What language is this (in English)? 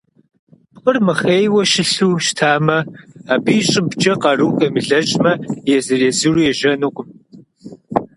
Kabardian